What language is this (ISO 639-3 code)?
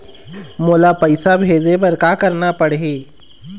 hne